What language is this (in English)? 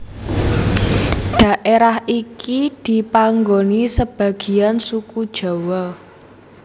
Javanese